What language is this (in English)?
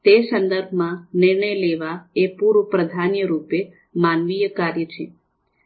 Gujarati